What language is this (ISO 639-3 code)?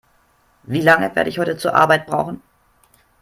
deu